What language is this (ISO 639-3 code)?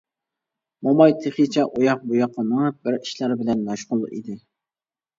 uig